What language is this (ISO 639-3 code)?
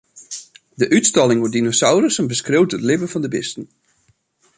fry